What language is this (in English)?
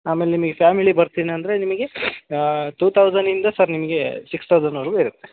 Kannada